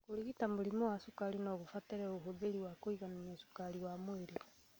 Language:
Kikuyu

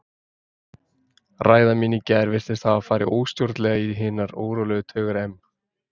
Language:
Icelandic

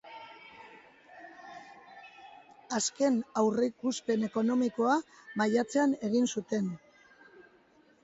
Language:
Basque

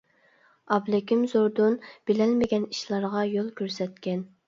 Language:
Uyghur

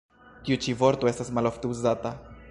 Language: Esperanto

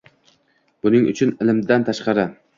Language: Uzbek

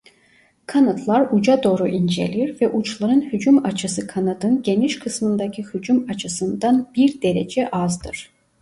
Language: Turkish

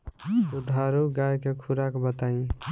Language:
Bhojpuri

